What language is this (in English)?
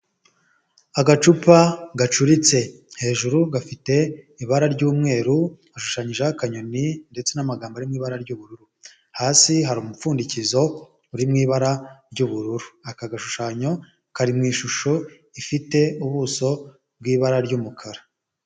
Kinyarwanda